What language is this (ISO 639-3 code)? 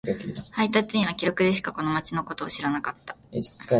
jpn